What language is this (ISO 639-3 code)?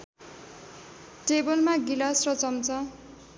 nep